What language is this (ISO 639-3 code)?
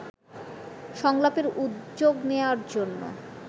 ben